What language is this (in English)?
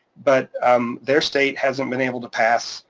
English